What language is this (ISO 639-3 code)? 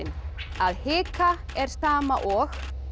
isl